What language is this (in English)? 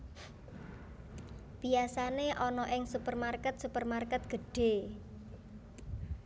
Javanese